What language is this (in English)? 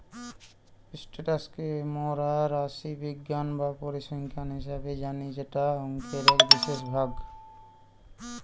Bangla